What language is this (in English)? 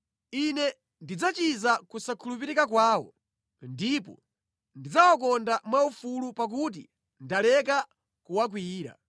Nyanja